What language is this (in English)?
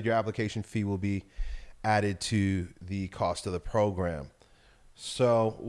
English